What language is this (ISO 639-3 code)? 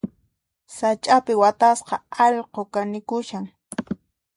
qxp